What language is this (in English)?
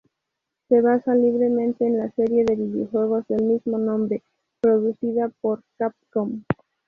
Spanish